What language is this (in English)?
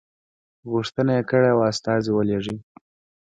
Pashto